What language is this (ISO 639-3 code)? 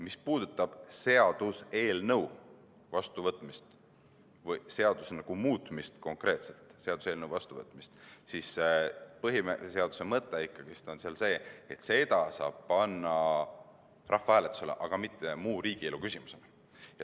est